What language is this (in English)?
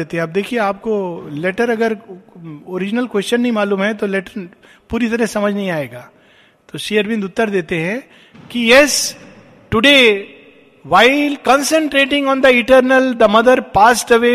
Hindi